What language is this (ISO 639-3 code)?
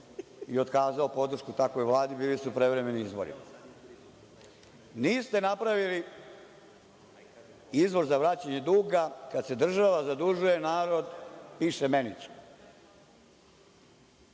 srp